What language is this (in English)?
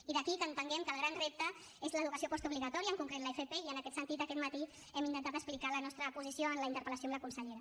Catalan